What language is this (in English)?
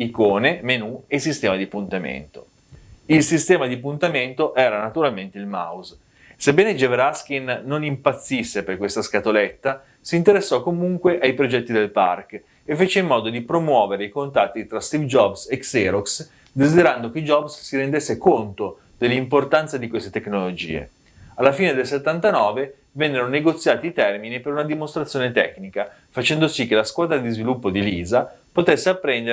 Italian